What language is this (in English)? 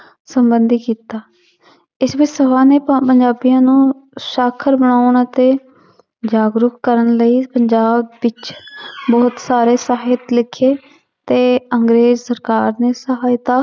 Punjabi